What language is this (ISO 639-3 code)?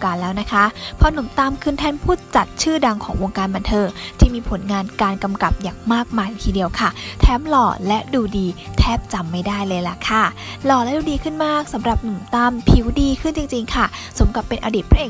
tha